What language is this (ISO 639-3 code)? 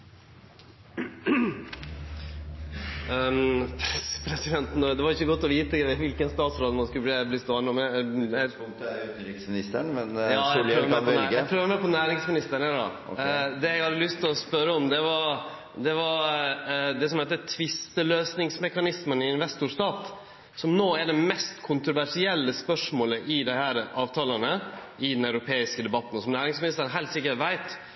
nor